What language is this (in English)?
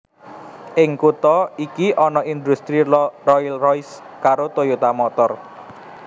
Javanese